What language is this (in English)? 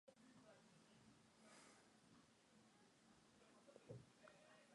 Mongolian